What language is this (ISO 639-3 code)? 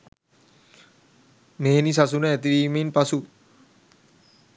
sin